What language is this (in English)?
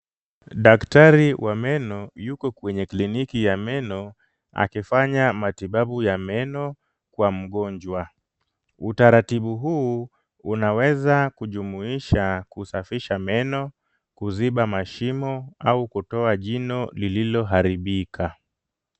Swahili